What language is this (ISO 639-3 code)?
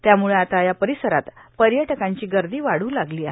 mar